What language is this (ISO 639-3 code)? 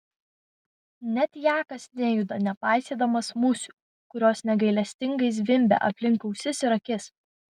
lit